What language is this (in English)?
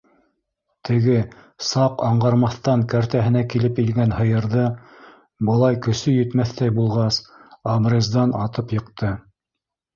Bashkir